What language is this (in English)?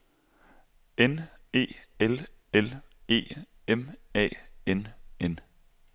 Danish